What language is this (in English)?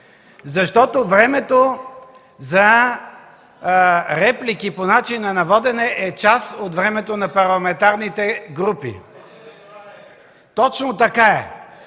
Bulgarian